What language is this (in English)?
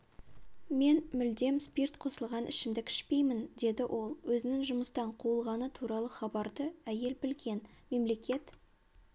Kazakh